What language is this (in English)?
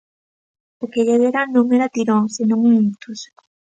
Galician